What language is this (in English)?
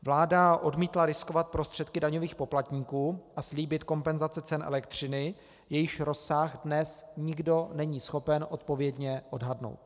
Czech